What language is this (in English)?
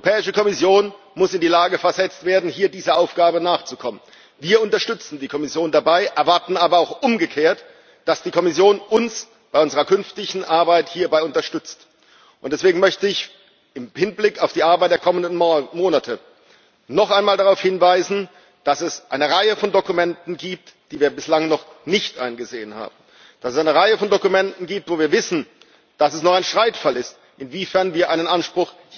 German